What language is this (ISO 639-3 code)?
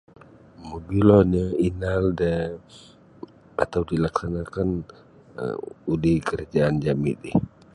bsy